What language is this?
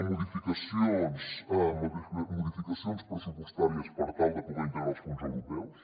Catalan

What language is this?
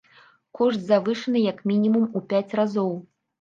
Belarusian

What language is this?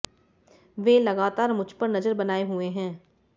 Hindi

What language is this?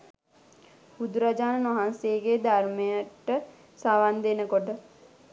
Sinhala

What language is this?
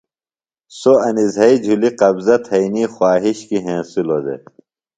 Phalura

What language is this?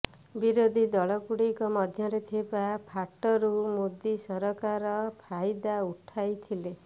Odia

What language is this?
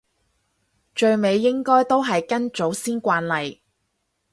Cantonese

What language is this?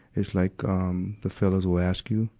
English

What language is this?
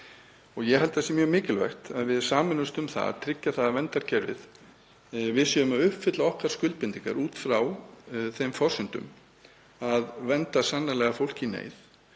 Icelandic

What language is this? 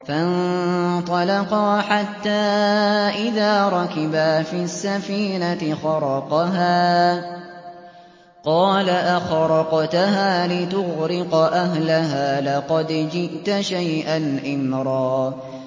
Arabic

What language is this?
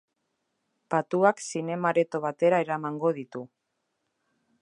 Basque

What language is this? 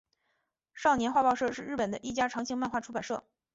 Chinese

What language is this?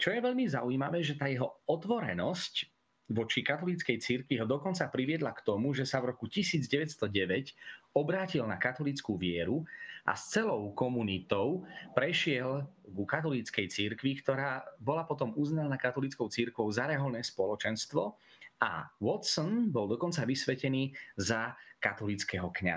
Slovak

